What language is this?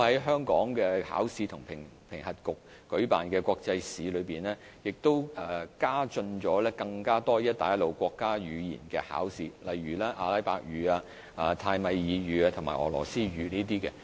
Cantonese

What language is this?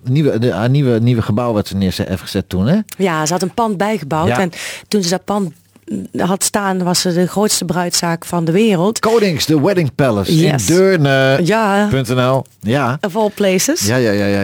Dutch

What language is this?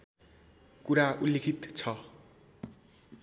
Nepali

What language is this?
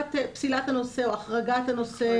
Hebrew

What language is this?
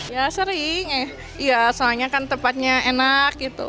Indonesian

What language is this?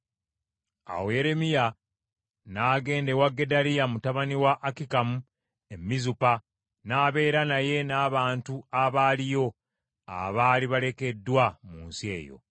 Ganda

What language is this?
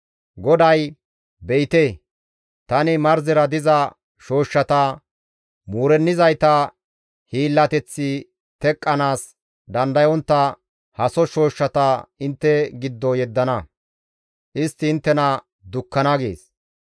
Gamo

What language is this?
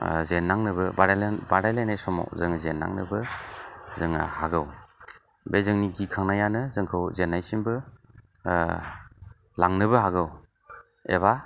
Bodo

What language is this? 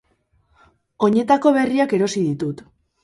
Basque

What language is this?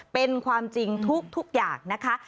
Thai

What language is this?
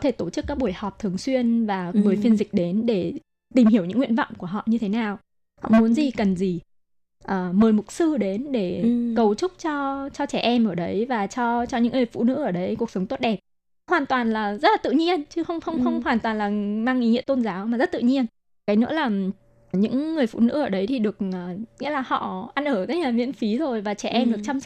Vietnamese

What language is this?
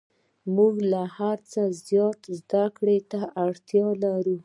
Pashto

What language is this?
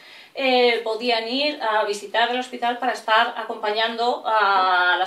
Spanish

